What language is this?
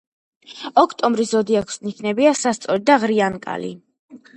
Georgian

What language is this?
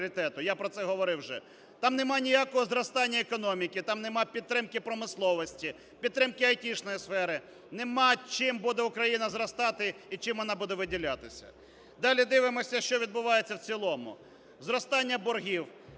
Ukrainian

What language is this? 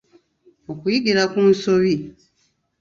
Ganda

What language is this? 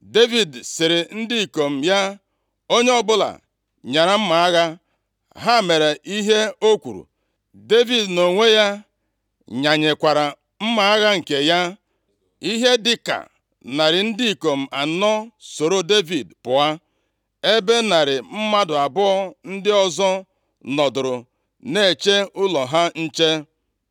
Igbo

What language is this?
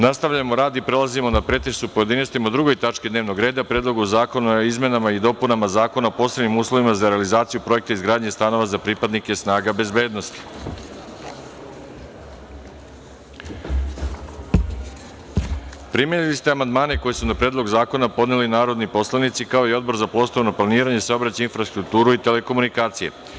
Serbian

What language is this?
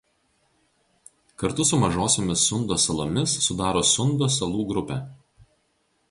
Lithuanian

